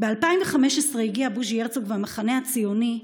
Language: Hebrew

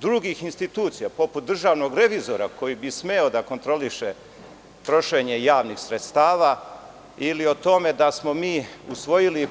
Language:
Serbian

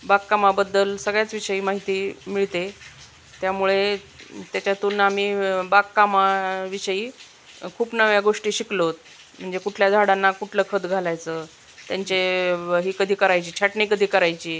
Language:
Marathi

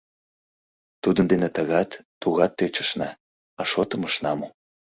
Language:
Mari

